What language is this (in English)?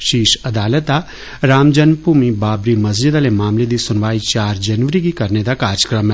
Dogri